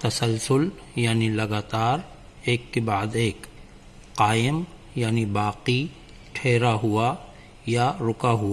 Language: Urdu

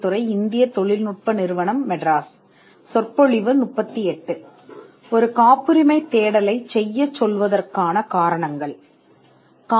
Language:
Tamil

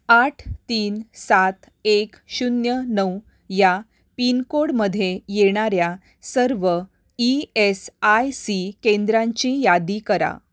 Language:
Marathi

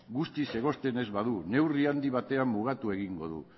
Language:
Basque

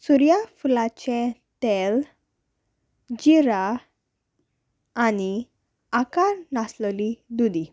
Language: Konkani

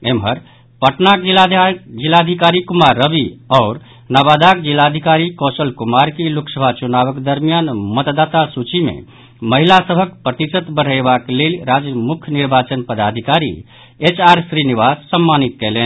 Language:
Maithili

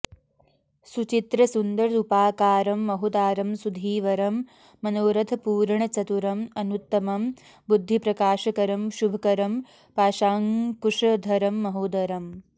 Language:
Sanskrit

